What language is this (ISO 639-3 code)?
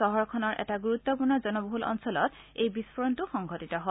asm